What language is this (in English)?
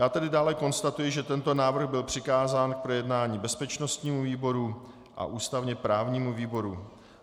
Czech